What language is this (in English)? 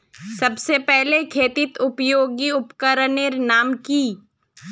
Magahi